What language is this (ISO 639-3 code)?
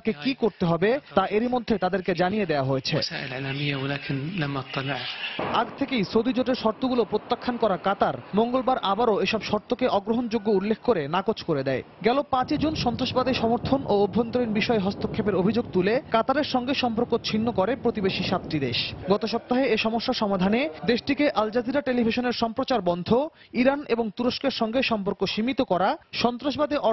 eng